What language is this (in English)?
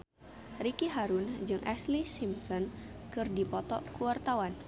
Sundanese